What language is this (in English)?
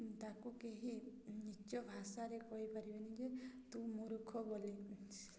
Odia